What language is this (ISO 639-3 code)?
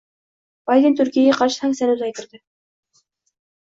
uzb